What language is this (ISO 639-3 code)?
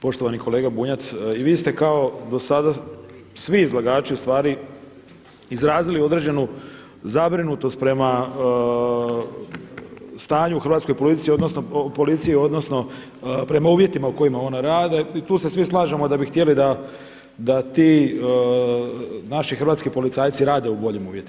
hrv